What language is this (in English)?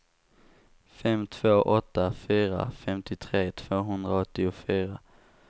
Swedish